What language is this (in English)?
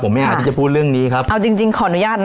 Thai